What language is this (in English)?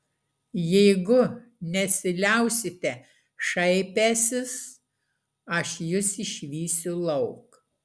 Lithuanian